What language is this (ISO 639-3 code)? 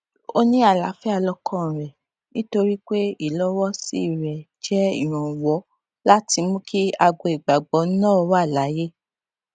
yor